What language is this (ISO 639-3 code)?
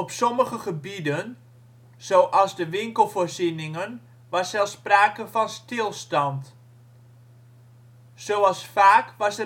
nld